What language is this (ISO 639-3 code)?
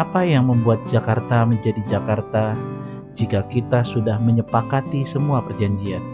ind